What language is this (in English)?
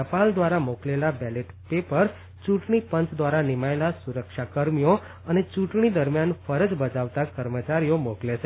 Gujarati